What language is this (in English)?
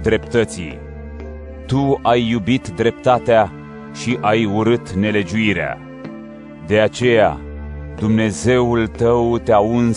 Romanian